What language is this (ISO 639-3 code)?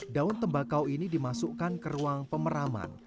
ind